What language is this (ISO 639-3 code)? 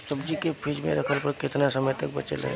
bho